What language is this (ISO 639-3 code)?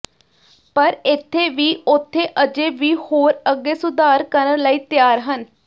pan